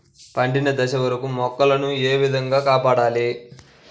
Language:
Telugu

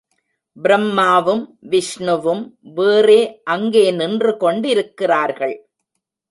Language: Tamil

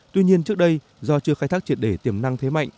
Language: Vietnamese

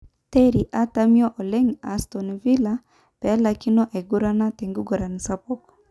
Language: Masai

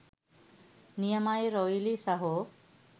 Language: Sinhala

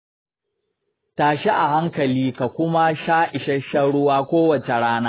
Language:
Hausa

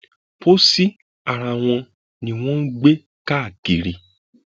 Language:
Yoruba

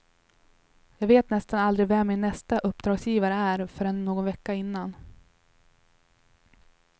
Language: Swedish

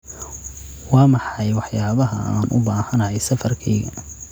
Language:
Somali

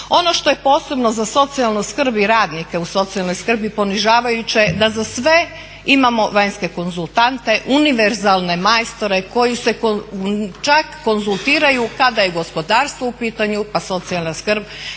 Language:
Croatian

